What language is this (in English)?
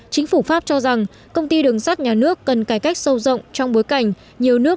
Vietnamese